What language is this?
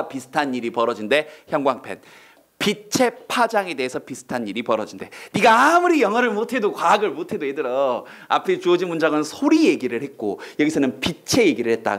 Korean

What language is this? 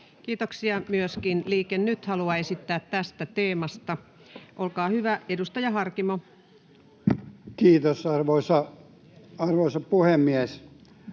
Finnish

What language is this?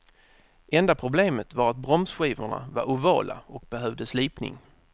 Swedish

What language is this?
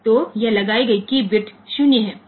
Hindi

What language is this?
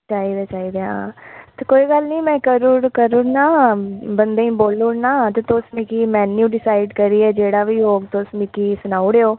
Dogri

